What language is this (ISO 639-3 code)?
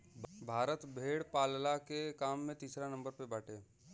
bho